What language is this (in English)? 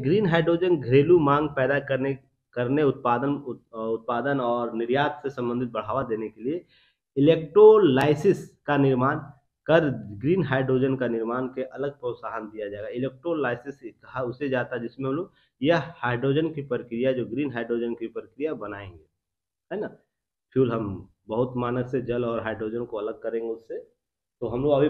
Hindi